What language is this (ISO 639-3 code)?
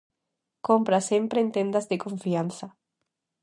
glg